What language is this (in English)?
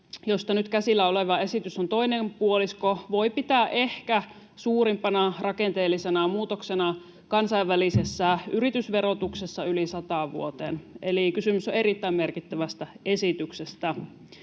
Finnish